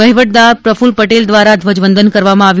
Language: Gujarati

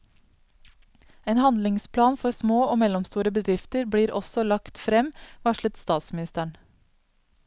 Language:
Norwegian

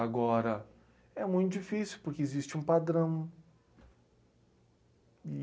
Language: Portuguese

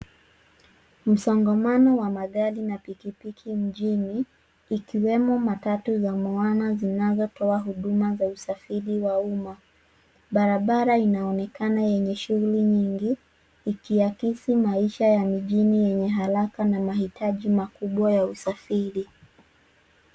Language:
Swahili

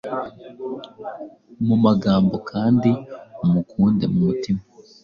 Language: Kinyarwanda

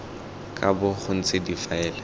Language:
Tswana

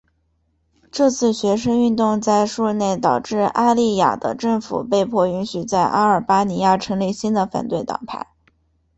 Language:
Chinese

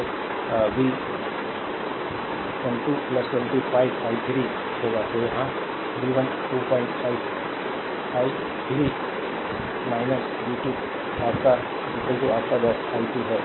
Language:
Hindi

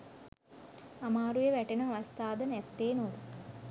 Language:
Sinhala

